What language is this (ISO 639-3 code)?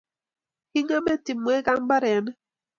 kln